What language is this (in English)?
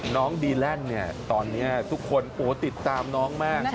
Thai